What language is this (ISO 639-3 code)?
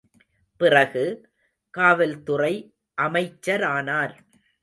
tam